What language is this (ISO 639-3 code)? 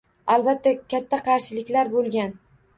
uzb